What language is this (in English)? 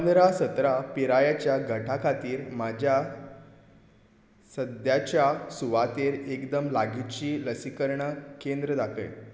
Konkani